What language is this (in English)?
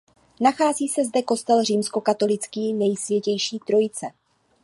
Czech